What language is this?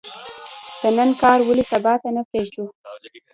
Pashto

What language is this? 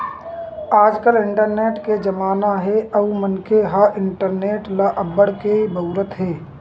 Chhattisgarhi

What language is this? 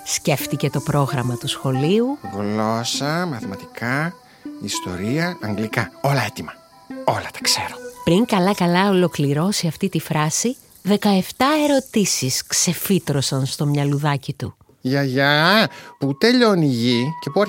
Greek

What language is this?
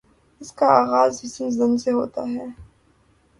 Urdu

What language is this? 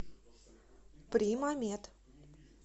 Russian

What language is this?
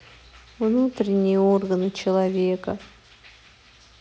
Russian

